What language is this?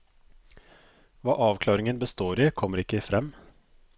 Norwegian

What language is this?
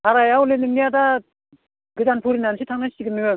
Bodo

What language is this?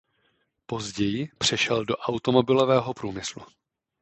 Czech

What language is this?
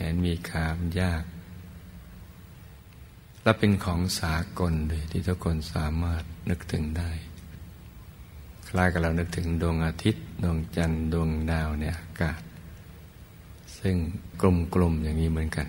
Thai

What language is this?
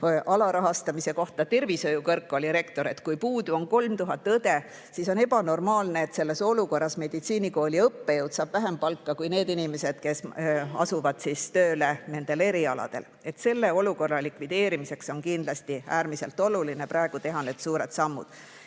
Estonian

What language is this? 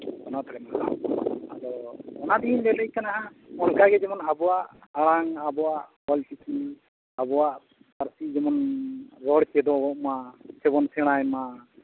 Santali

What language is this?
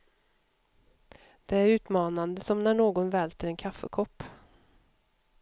Swedish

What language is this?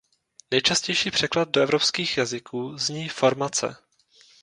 Czech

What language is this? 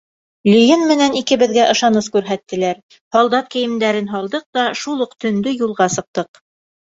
Bashkir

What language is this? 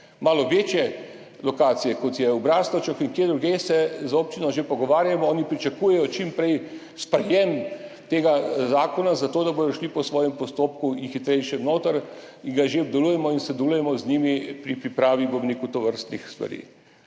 Slovenian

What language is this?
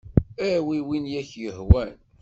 Kabyle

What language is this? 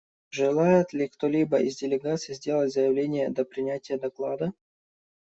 Russian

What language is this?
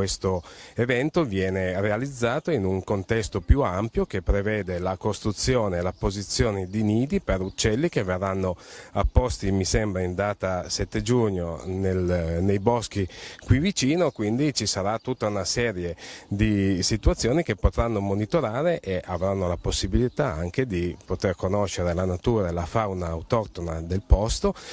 Italian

